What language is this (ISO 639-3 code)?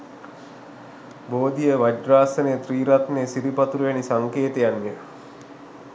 sin